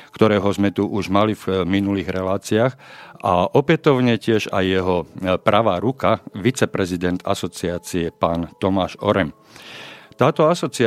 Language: Slovak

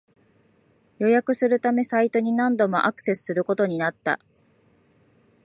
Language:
Japanese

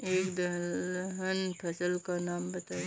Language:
Hindi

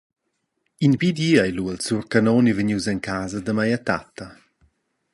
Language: Romansh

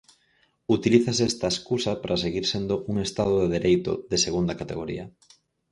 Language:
Galician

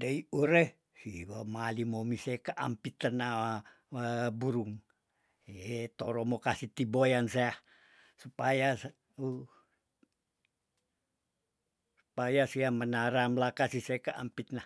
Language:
Tondano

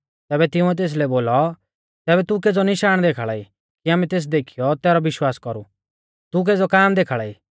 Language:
Mahasu Pahari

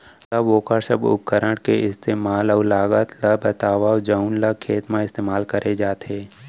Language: Chhattisgarhi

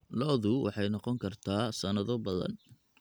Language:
Somali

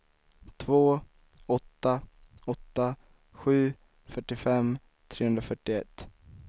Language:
Swedish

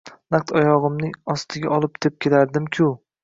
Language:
Uzbek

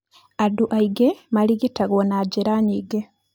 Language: Kikuyu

